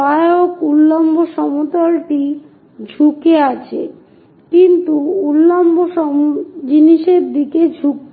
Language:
Bangla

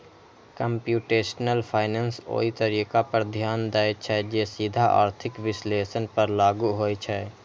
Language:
Maithili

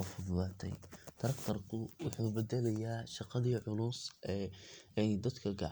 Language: Somali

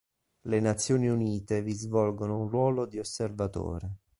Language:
Italian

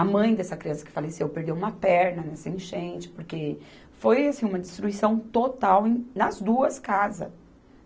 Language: Portuguese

